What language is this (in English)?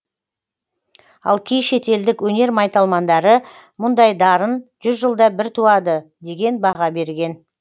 Kazakh